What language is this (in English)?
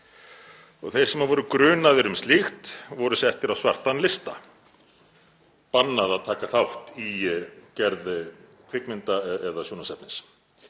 Icelandic